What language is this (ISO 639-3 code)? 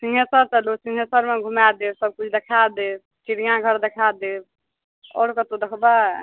mai